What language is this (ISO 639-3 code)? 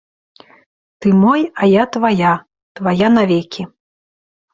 bel